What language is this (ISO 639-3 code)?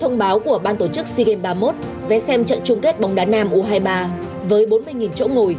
vie